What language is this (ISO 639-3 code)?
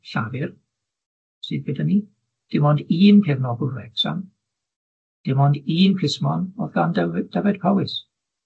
cym